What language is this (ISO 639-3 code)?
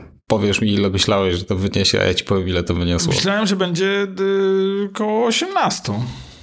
pol